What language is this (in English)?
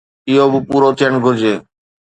Sindhi